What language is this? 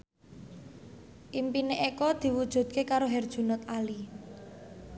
Javanese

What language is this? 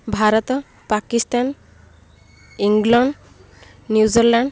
Odia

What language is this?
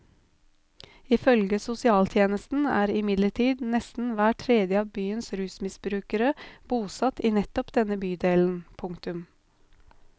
Norwegian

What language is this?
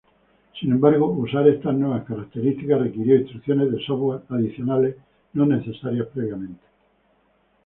Spanish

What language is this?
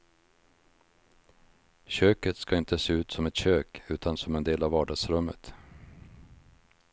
Swedish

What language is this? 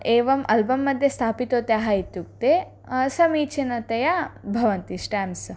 Sanskrit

